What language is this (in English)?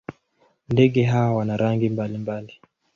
Swahili